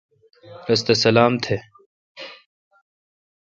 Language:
Kalkoti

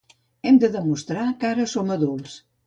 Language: Catalan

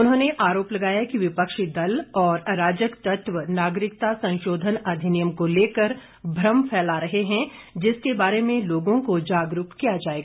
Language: Hindi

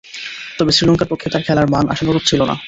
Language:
Bangla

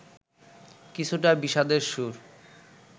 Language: Bangla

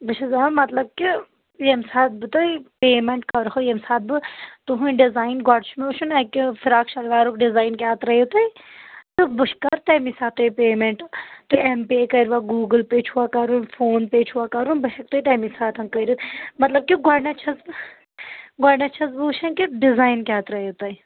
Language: Kashmiri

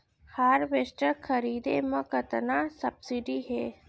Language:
Chhattisgarhi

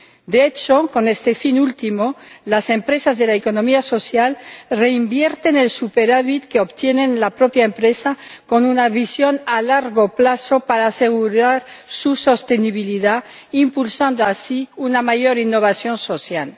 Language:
Spanish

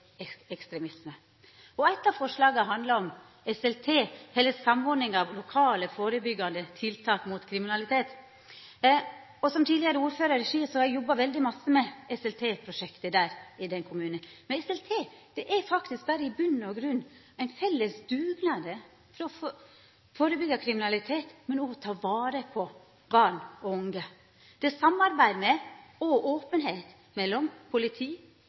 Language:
Norwegian Nynorsk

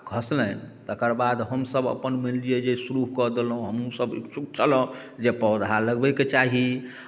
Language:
Maithili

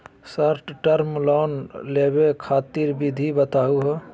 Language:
Magahi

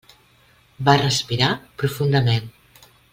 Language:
Catalan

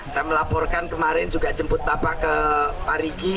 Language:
Indonesian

